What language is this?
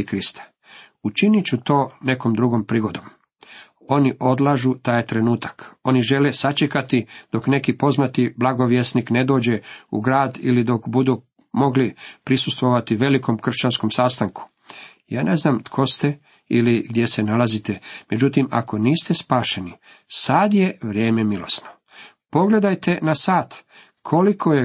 Croatian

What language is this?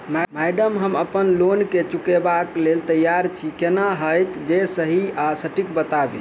Maithili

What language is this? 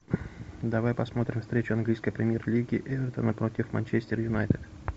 Russian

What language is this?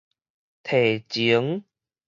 Min Nan Chinese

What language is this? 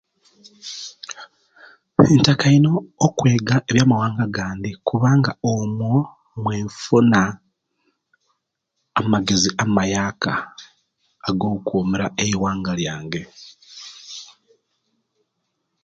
Kenyi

